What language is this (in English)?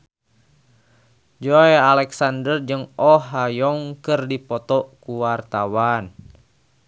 Sundanese